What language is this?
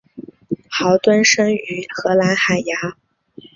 Chinese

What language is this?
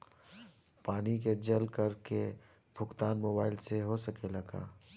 Bhojpuri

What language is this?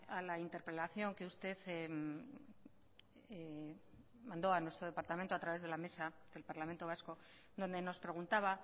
Spanish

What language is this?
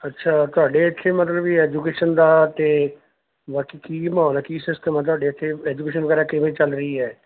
Punjabi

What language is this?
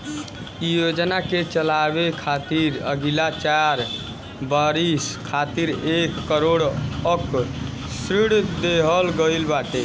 Bhojpuri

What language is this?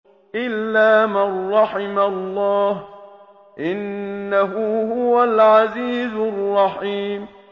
Arabic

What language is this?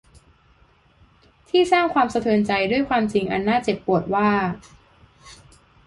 Thai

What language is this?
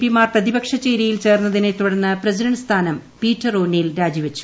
Malayalam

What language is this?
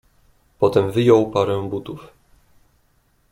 Polish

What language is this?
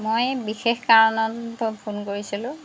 Assamese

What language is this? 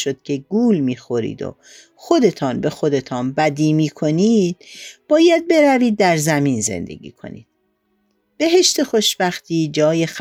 Persian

